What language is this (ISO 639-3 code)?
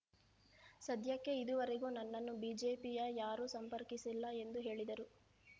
kan